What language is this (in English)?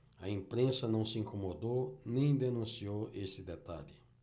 Portuguese